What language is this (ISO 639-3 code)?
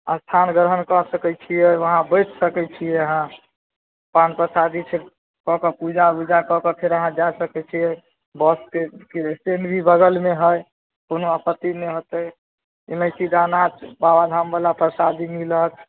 mai